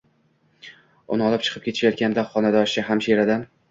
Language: Uzbek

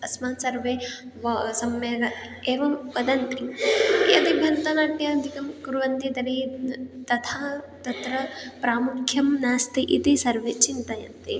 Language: Sanskrit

